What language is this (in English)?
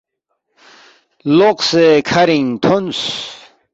Balti